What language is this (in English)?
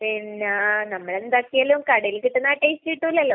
Malayalam